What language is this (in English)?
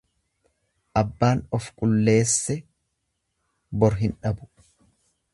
Oromo